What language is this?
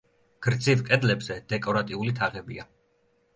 Georgian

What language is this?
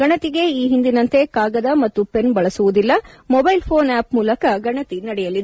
Kannada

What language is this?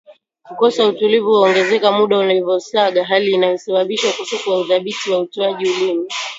Swahili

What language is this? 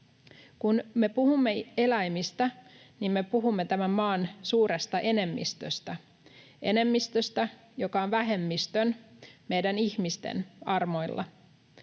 Finnish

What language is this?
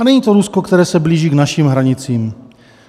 Czech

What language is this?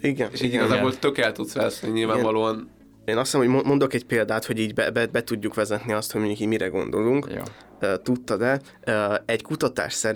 Hungarian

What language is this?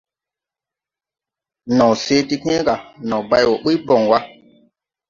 Tupuri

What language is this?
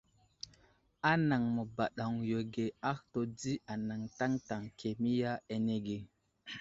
Wuzlam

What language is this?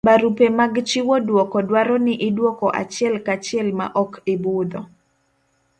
Luo (Kenya and Tanzania)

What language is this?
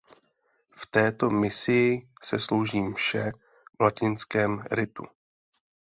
Czech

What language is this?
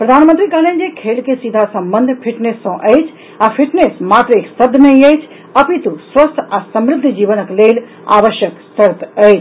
Maithili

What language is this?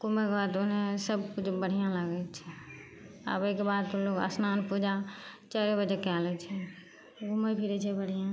Maithili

